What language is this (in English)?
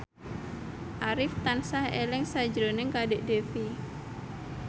Javanese